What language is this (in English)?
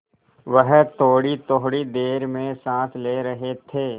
Hindi